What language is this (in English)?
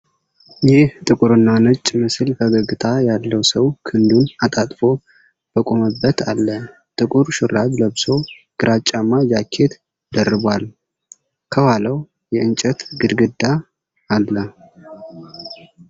Amharic